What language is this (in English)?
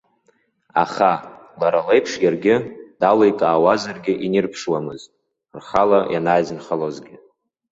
Abkhazian